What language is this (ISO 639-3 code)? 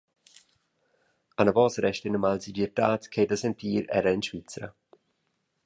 roh